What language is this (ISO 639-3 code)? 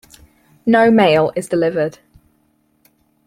eng